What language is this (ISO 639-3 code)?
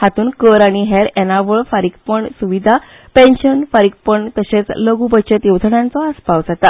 kok